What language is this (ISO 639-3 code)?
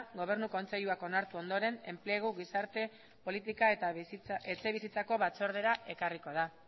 eus